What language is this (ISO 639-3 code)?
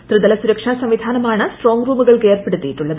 mal